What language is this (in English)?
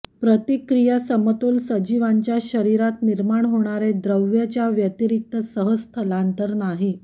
Marathi